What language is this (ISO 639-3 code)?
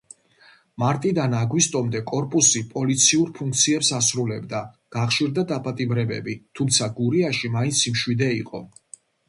kat